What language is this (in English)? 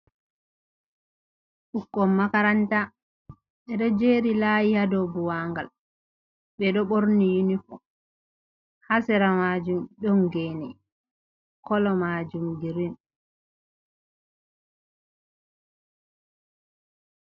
Fula